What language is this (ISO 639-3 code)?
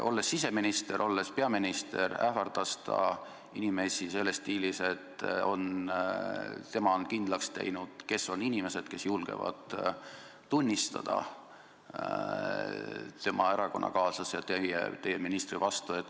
est